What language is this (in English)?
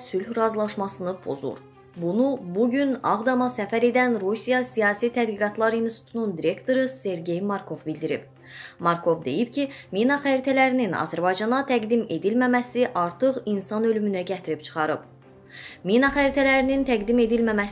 Turkish